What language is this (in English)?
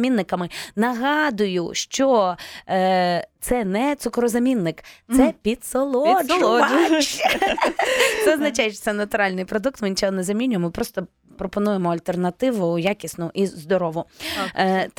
Ukrainian